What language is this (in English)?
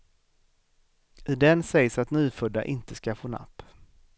Swedish